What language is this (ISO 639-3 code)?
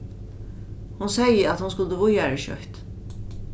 fao